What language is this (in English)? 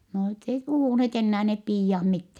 Finnish